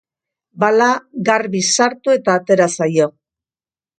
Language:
Basque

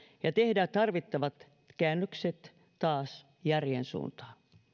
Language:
Finnish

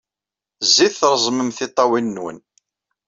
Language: Kabyle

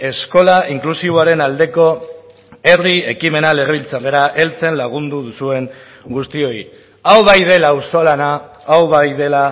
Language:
Basque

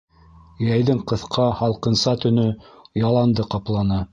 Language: Bashkir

